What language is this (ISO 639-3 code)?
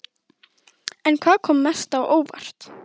isl